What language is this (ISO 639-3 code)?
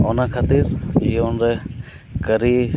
sat